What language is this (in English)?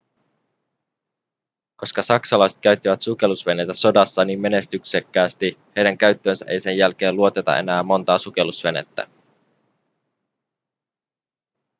Finnish